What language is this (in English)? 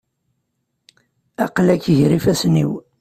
Kabyle